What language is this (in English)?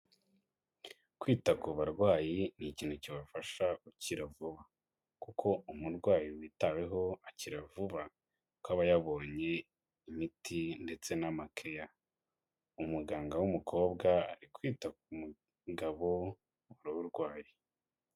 Kinyarwanda